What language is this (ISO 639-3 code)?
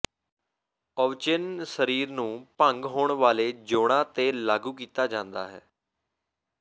pan